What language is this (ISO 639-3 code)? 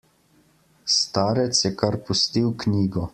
slv